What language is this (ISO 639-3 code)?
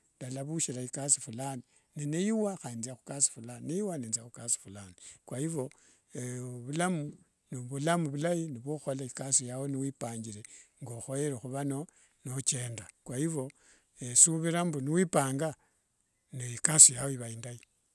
lwg